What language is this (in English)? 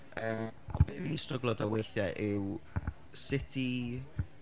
Welsh